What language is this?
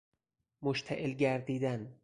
Persian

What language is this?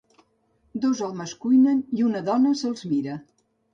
Catalan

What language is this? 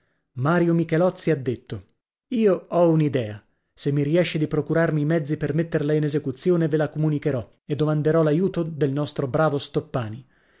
Italian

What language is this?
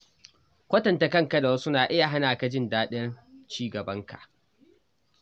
Hausa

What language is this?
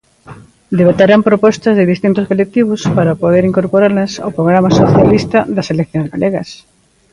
Galician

